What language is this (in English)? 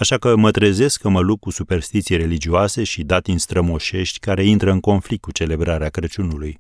Romanian